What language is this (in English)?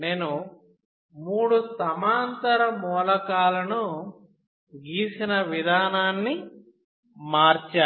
Telugu